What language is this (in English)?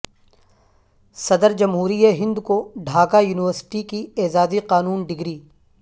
Urdu